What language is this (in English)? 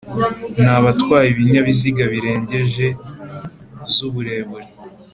Kinyarwanda